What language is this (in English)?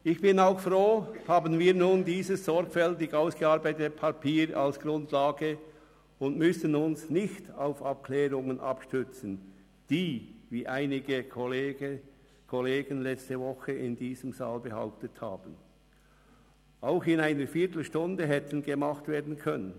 Swiss German